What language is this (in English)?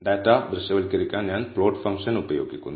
Malayalam